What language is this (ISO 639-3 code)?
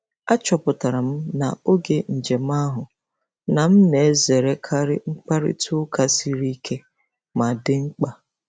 ibo